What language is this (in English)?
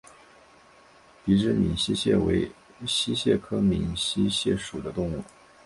Chinese